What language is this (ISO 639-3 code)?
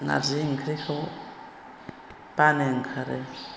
brx